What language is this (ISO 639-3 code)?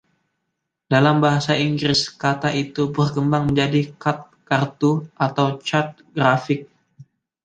ind